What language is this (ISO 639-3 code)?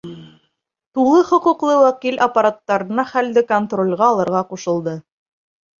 bak